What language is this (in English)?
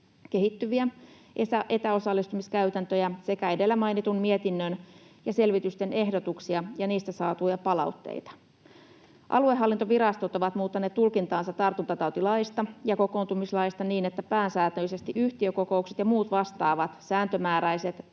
Finnish